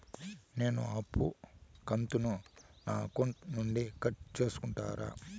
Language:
Telugu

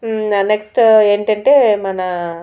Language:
Telugu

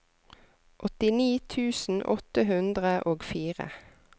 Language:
Norwegian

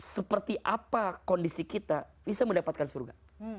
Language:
Indonesian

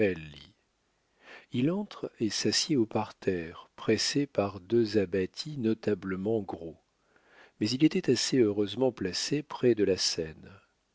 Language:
French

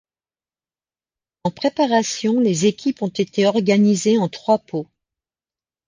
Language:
French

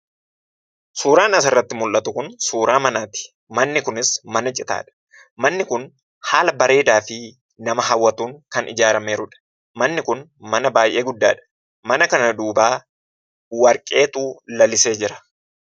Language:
Oromo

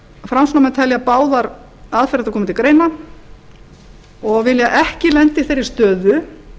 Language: Icelandic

